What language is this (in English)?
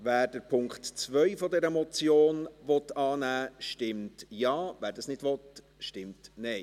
Swiss German